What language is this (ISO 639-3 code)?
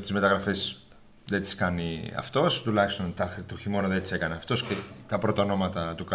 ell